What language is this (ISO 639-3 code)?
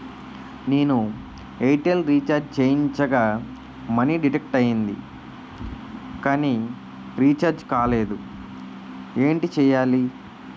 tel